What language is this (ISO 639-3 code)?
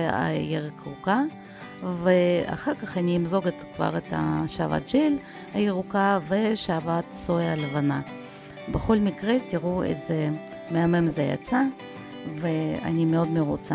heb